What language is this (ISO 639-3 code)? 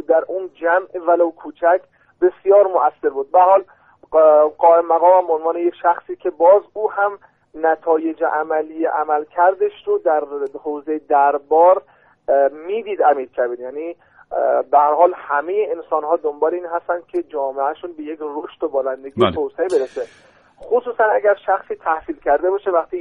fas